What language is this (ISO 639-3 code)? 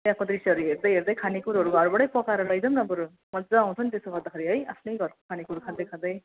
nep